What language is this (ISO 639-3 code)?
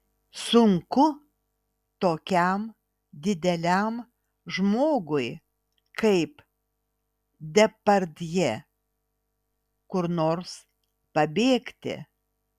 lit